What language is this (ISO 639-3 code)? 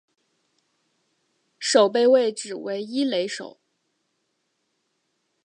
zho